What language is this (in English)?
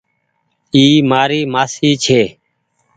Goaria